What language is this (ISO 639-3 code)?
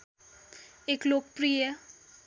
nep